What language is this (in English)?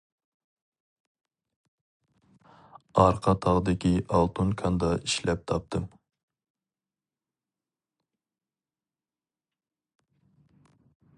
Uyghur